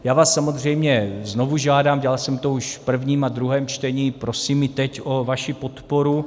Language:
Czech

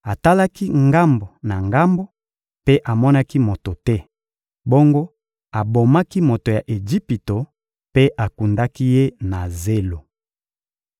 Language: Lingala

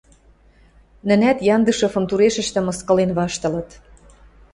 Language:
Western Mari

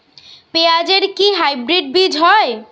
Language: Bangla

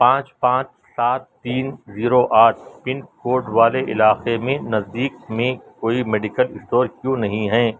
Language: Urdu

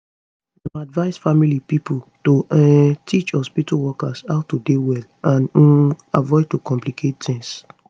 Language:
Nigerian Pidgin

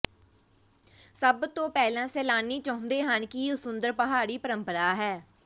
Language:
Punjabi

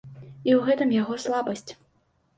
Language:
Belarusian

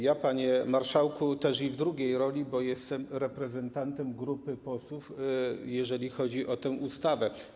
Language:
Polish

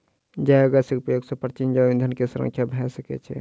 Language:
Maithili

